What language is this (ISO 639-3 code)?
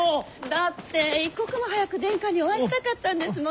jpn